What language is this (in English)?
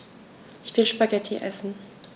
German